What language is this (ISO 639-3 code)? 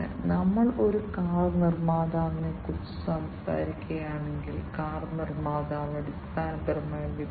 mal